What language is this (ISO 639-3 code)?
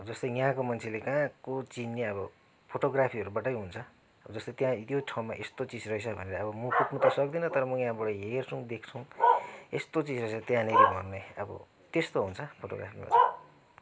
nep